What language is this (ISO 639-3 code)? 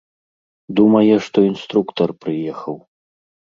bel